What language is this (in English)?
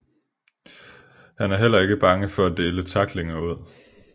Danish